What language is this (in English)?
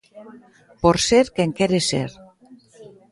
Galician